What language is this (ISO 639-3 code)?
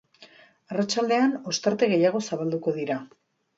eus